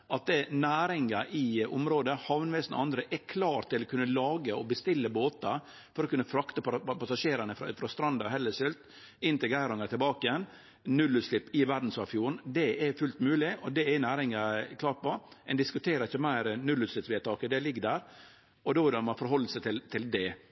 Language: Norwegian Nynorsk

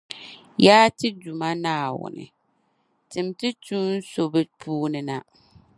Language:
Dagbani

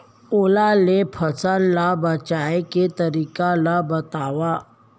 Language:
Chhattisgarhi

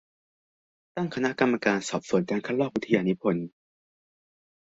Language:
Thai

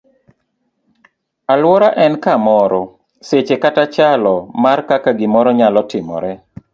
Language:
Luo (Kenya and Tanzania)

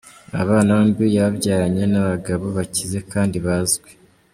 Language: Kinyarwanda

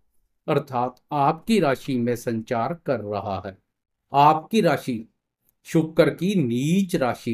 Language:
Hindi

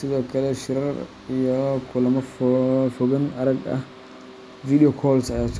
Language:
Somali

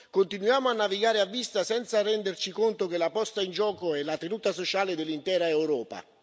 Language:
Italian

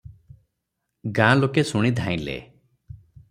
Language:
Odia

